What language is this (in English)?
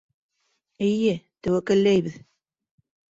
Bashkir